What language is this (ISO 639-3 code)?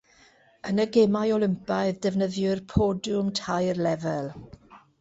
cym